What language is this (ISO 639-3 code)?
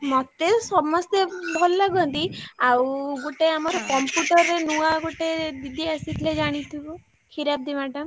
ori